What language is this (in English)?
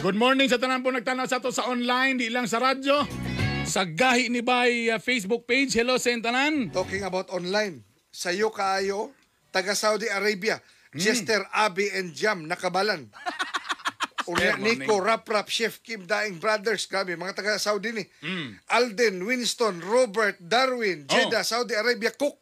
Filipino